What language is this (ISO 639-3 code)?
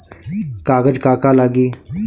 bho